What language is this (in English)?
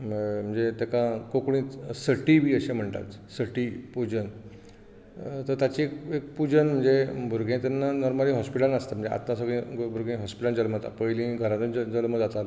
Konkani